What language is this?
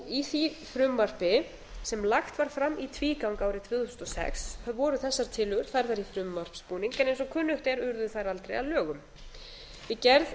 Icelandic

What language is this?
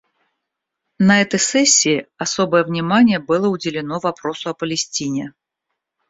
Russian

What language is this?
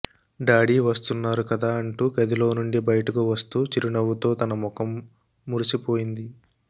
Telugu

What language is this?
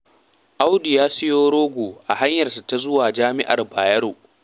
Hausa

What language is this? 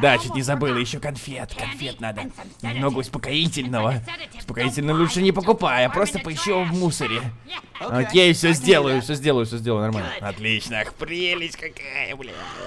Russian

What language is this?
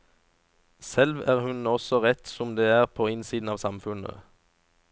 Norwegian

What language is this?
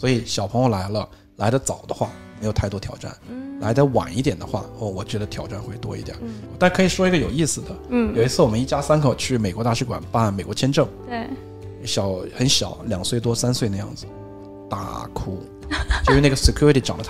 Chinese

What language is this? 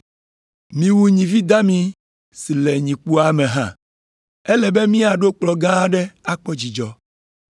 Ewe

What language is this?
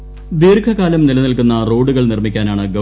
Malayalam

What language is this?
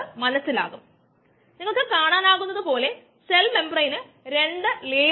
Malayalam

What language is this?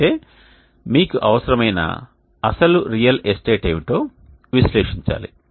Telugu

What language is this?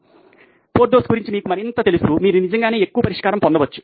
Telugu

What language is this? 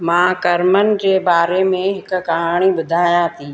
Sindhi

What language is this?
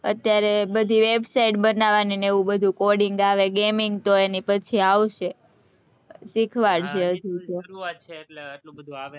Gujarati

